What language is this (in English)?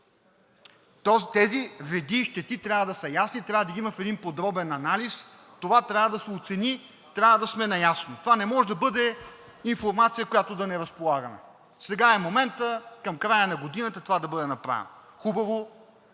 Bulgarian